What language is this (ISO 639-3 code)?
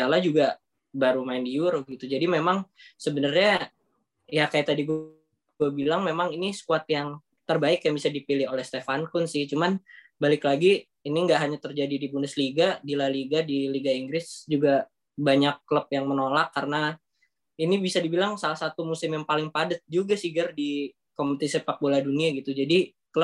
ind